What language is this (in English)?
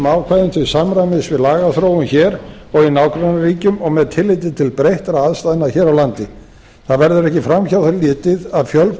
Icelandic